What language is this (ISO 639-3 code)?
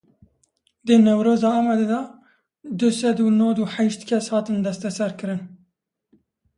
kur